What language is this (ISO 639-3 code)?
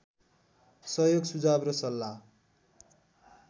nep